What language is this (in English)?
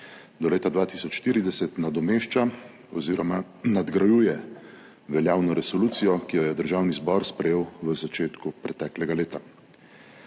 Slovenian